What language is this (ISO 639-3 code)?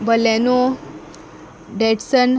kok